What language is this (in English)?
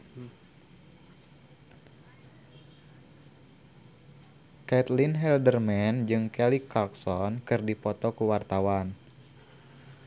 Sundanese